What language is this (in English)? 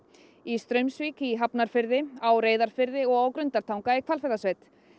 Icelandic